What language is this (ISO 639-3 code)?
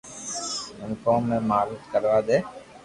lrk